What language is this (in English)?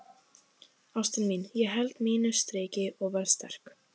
Icelandic